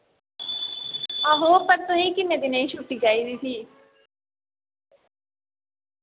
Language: Dogri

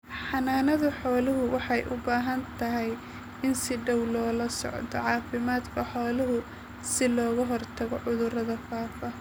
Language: Somali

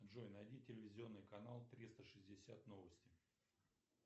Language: Russian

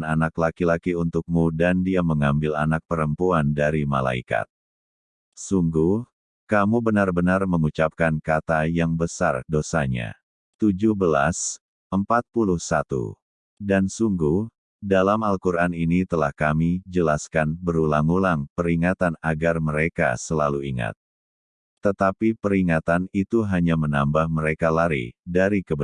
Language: Indonesian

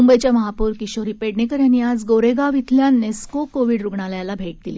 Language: Marathi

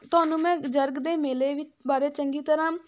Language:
Punjabi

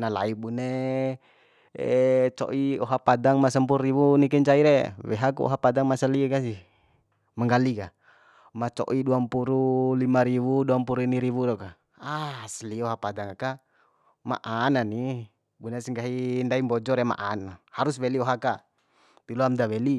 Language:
Bima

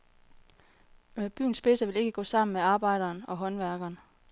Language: Danish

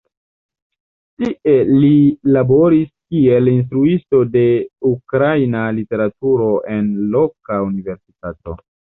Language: Esperanto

